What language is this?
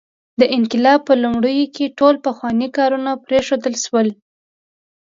Pashto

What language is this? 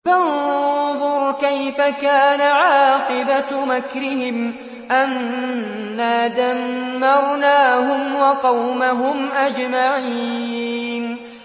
Arabic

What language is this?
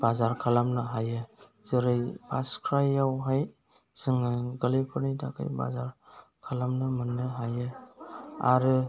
Bodo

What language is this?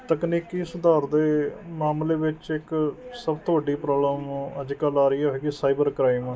Punjabi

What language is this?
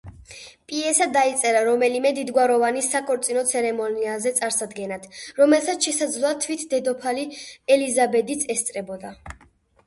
Georgian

